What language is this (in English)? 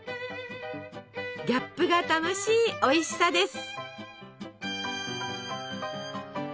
Japanese